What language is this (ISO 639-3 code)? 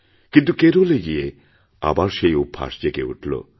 ben